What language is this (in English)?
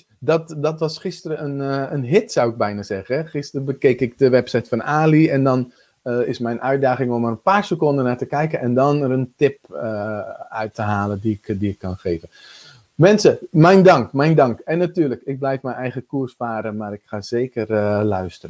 Dutch